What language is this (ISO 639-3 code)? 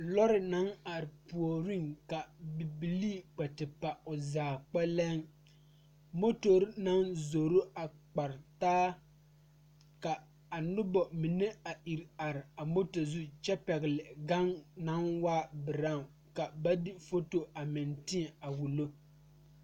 dga